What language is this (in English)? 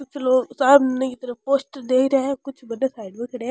Rajasthani